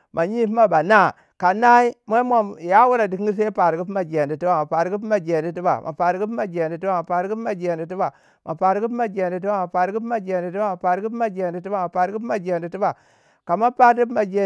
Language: Waja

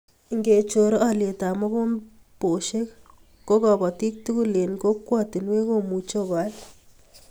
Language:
Kalenjin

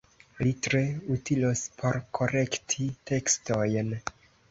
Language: Esperanto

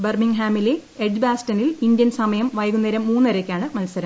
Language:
Malayalam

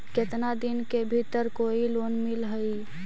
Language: Magahi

